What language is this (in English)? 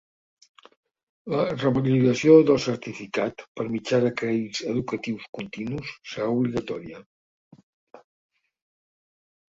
Catalan